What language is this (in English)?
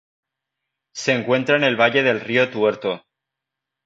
Spanish